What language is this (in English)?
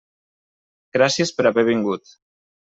Catalan